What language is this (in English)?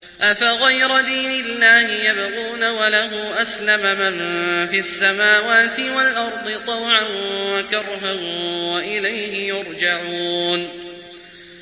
Arabic